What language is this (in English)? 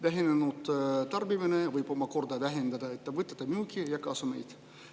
Estonian